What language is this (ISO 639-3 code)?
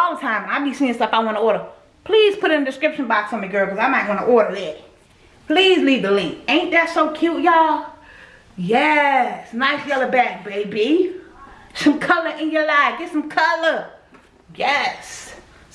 eng